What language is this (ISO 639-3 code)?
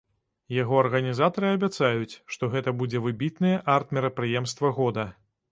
bel